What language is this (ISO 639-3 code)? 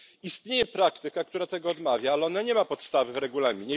pol